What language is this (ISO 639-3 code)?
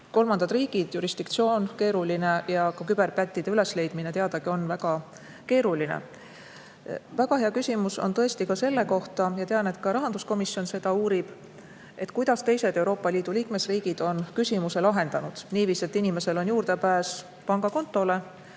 est